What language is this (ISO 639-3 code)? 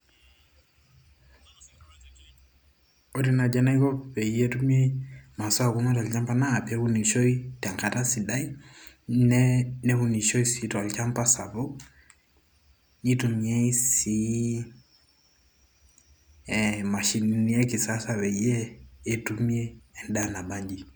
mas